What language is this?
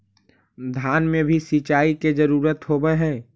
Magahi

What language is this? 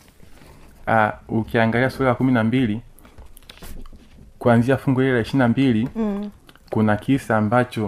Swahili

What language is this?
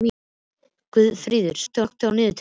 Icelandic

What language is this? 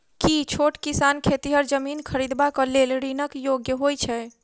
Maithili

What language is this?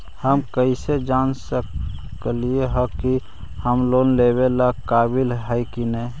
Magahi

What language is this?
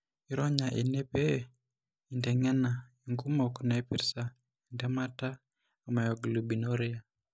Masai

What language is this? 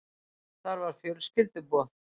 Icelandic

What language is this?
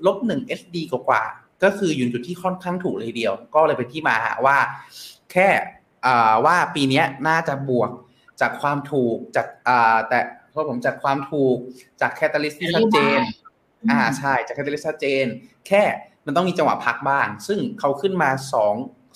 Thai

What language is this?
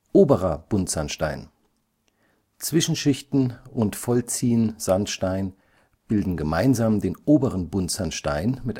German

